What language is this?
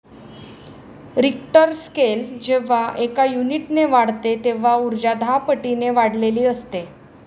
Marathi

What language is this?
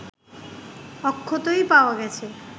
Bangla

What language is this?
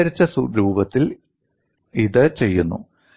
Malayalam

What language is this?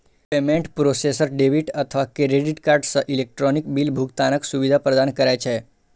Maithili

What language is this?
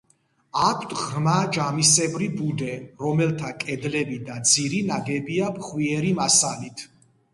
Georgian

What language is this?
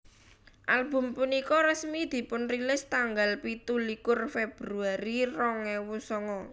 Javanese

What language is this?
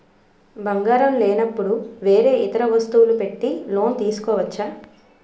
Telugu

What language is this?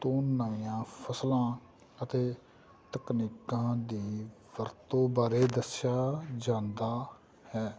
Punjabi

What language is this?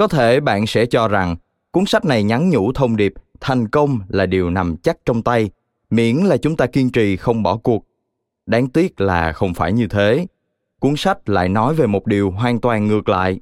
Vietnamese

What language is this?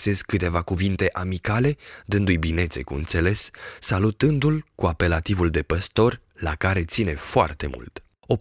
Romanian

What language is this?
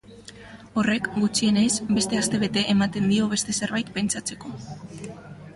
Basque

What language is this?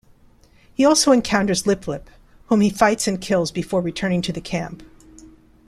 English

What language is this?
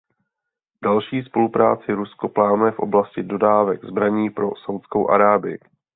Czech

